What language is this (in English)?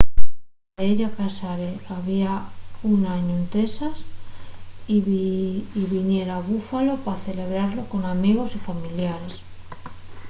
Asturian